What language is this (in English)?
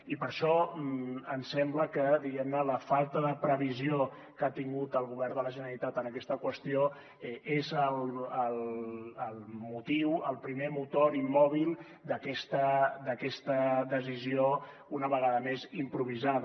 Catalan